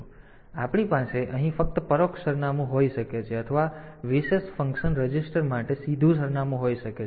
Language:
Gujarati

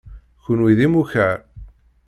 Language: Kabyle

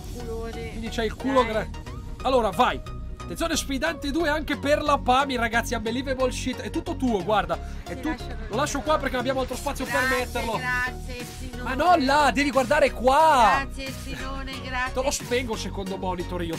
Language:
Italian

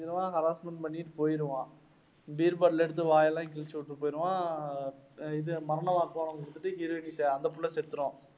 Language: Tamil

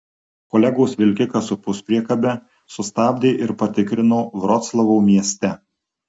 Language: Lithuanian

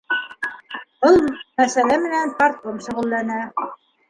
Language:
Bashkir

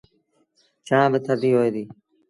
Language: Sindhi Bhil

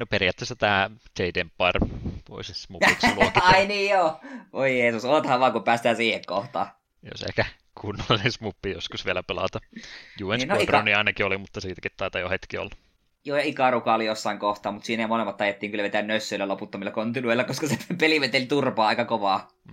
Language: Finnish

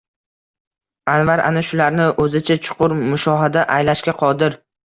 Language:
Uzbek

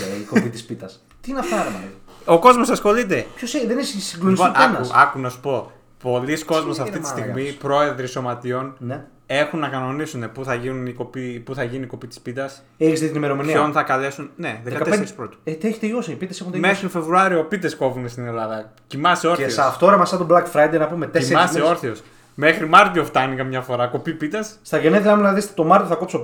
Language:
Greek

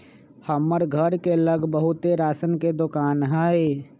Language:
Magahi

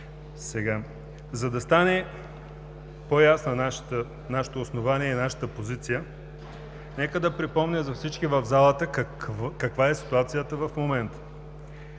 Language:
Bulgarian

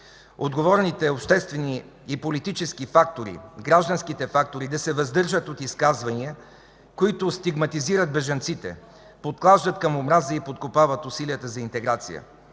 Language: Bulgarian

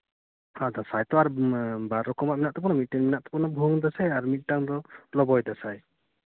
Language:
Santali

